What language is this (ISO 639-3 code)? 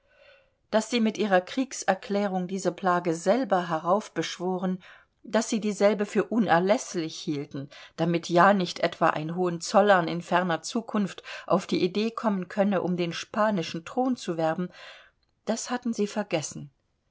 deu